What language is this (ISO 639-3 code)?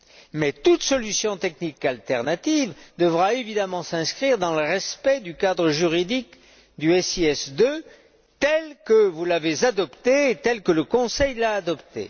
fra